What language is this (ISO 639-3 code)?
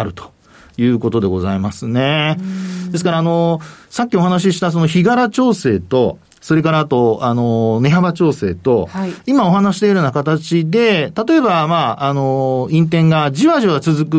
jpn